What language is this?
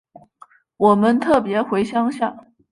Chinese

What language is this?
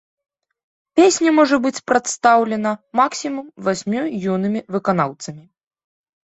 Belarusian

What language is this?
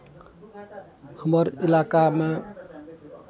Maithili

